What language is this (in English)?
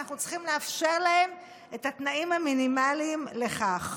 Hebrew